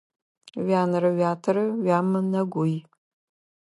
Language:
Adyghe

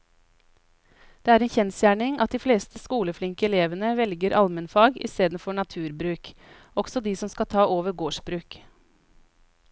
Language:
Norwegian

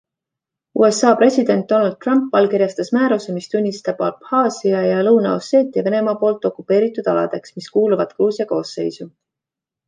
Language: Estonian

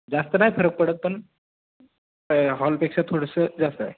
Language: Marathi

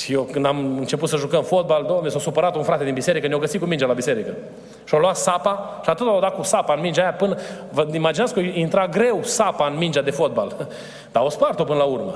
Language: Romanian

